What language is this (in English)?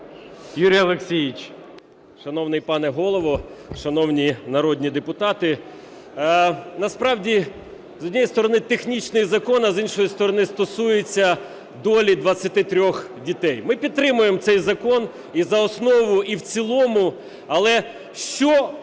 Ukrainian